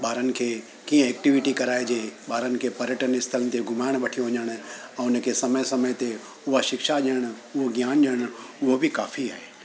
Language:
Sindhi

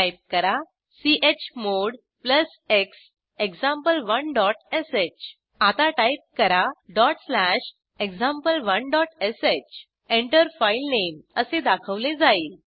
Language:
Marathi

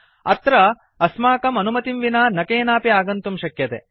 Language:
Sanskrit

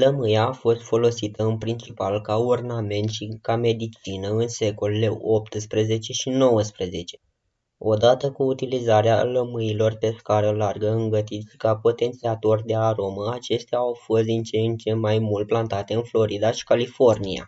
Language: Romanian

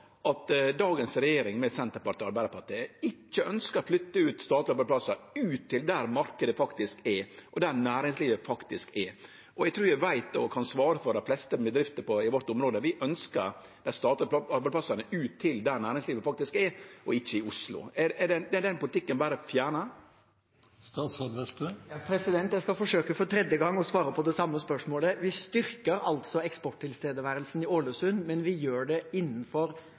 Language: Norwegian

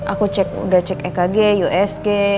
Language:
Indonesian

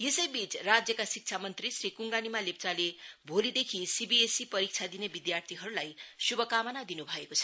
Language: Nepali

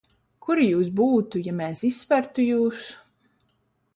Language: Latvian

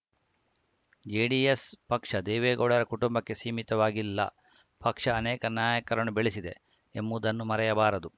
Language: Kannada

